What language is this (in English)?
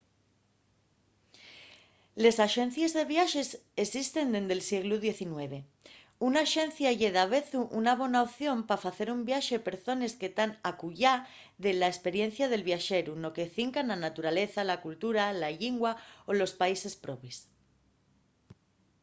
Asturian